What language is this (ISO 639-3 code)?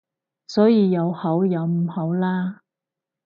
yue